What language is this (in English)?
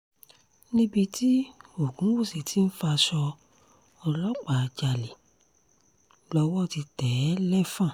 Yoruba